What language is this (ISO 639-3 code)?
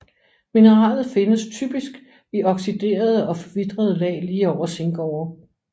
dan